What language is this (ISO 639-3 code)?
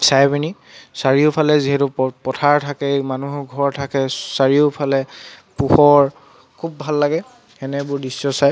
asm